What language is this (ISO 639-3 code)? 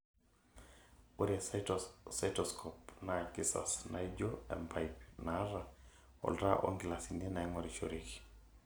mas